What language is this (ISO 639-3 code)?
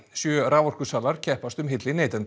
isl